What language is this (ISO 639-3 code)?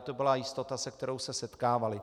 ces